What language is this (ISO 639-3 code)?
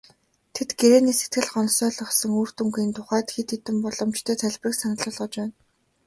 mon